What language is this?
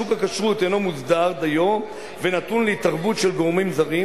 Hebrew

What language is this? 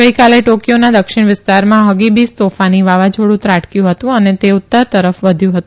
Gujarati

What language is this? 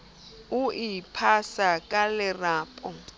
Southern Sotho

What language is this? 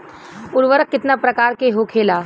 Bhojpuri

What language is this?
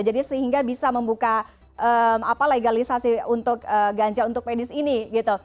Indonesian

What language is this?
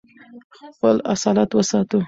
Pashto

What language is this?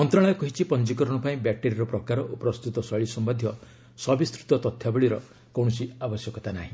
Odia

